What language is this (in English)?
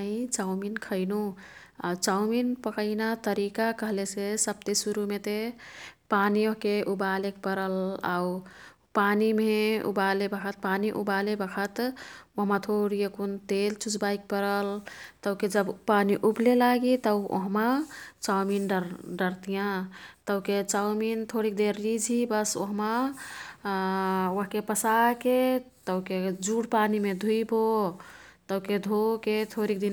Kathoriya Tharu